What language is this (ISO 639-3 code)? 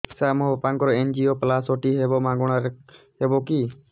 ori